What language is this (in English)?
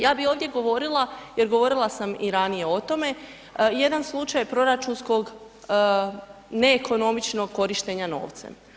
Croatian